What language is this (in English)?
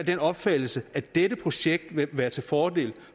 Danish